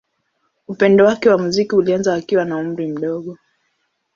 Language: Swahili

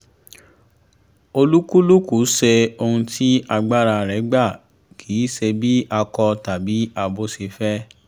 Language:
Yoruba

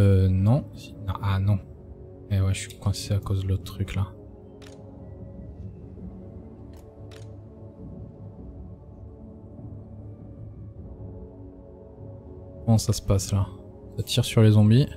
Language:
French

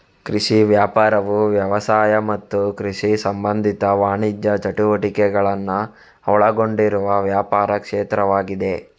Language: Kannada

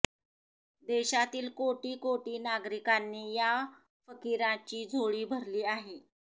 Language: Marathi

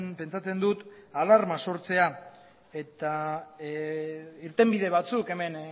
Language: Basque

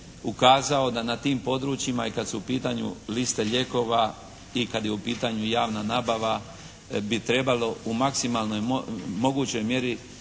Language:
Croatian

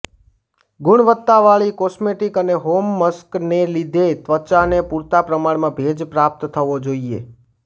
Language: Gujarati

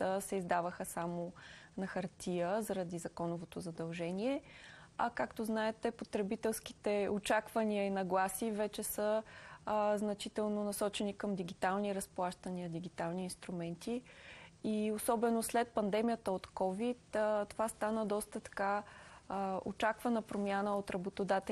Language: Bulgarian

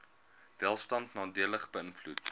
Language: Afrikaans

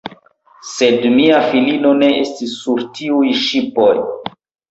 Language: Esperanto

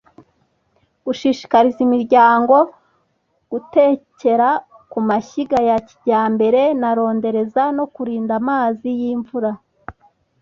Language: Kinyarwanda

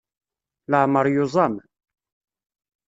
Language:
Kabyle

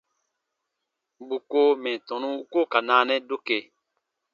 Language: Baatonum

